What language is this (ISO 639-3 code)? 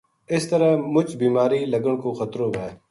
gju